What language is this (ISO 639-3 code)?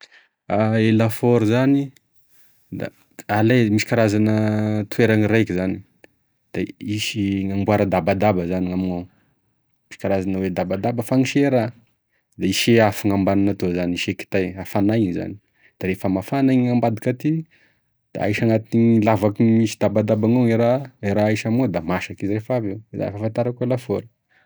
tkg